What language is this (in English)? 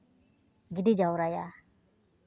Santali